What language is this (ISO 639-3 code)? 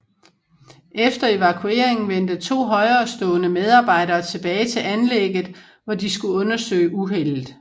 dan